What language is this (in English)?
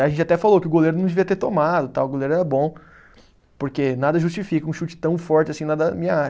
Portuguese